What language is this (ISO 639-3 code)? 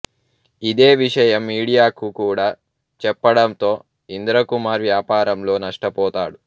tel